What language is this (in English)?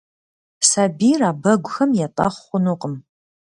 Kabardian